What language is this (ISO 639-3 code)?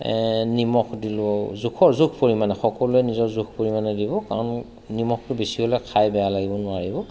asm